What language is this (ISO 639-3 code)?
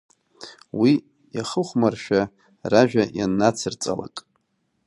abk